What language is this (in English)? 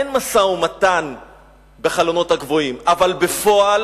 Hebrew